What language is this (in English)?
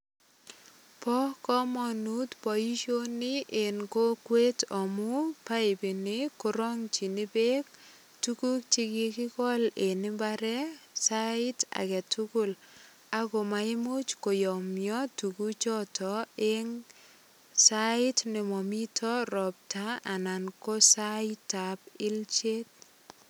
Kalenjin